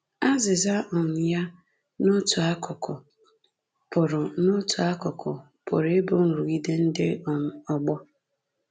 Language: Igbo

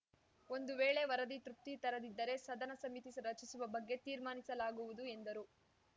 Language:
Kannada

